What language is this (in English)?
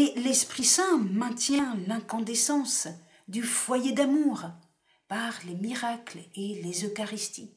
French